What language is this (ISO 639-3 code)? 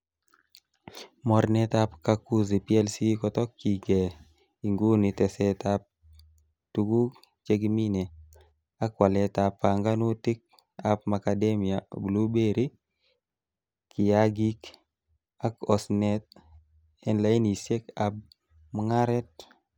kln